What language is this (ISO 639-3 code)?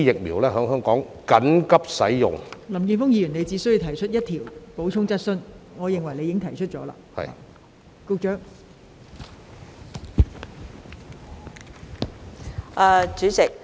yue